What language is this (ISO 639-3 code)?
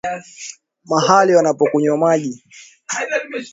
swa